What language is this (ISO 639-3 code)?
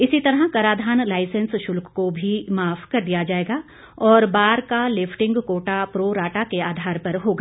hin